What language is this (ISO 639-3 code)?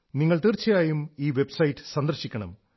mal